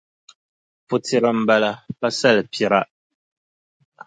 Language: Dagbani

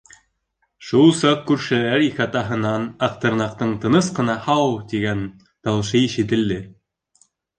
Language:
Bashkir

